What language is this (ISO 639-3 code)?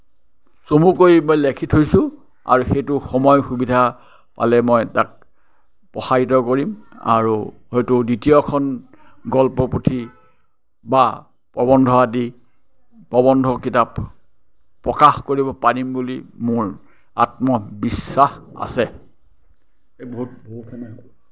asm